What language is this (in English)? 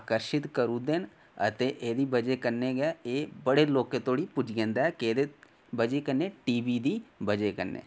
Dogri